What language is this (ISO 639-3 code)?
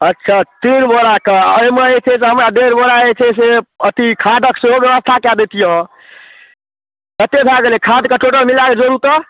mai